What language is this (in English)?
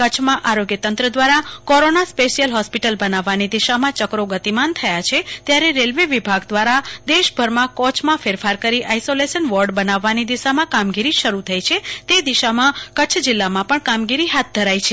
Gujarati